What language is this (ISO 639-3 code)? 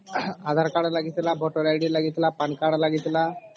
ori